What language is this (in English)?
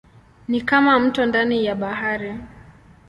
Swahili